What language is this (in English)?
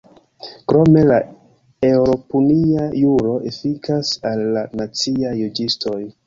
Esperanto